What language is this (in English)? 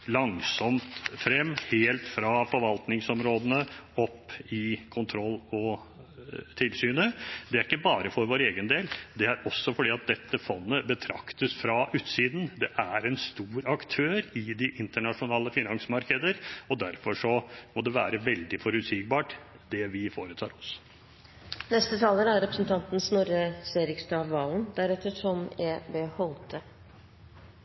Norwegian Bokmål